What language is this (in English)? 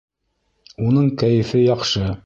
Bashkir